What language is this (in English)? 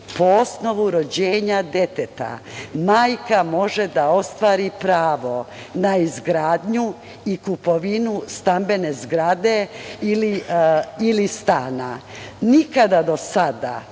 Serbian